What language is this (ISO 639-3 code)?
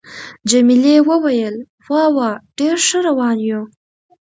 pus